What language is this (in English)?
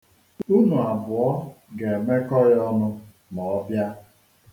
Igbo